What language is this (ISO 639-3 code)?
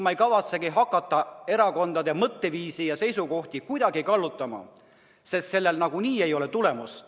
est